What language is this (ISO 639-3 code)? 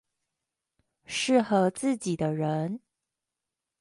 zho